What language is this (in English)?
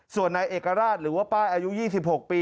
Thai